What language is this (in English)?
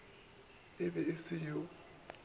Northern Sotho